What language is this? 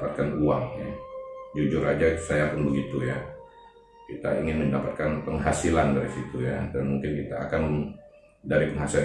Indonesian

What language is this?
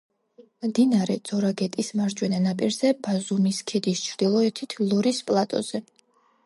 Georgian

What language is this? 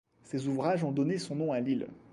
French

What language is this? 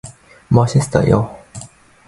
Korean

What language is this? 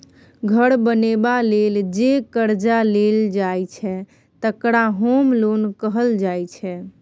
Maithili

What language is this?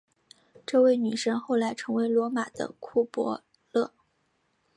Chinese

